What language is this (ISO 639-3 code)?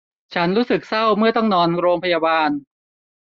tha